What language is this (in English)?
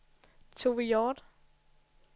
Danish